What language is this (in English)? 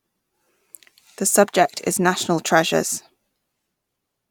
English